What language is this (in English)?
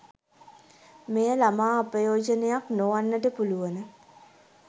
Sinhala